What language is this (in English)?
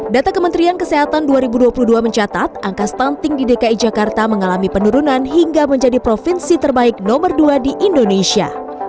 Indonesian